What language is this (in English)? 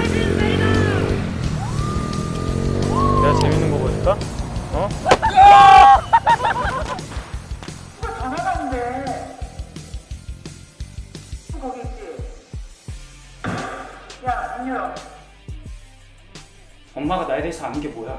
Korean